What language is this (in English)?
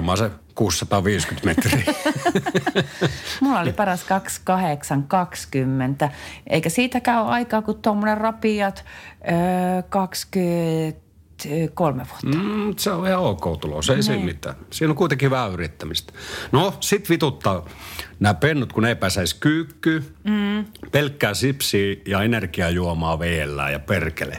Finnish